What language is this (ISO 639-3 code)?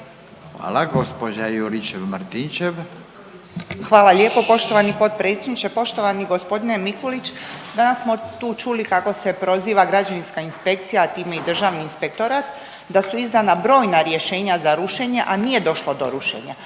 hrv